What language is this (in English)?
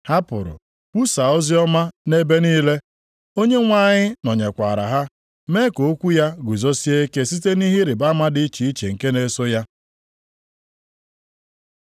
Igbo